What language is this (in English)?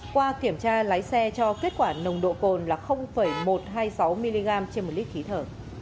Vietnamese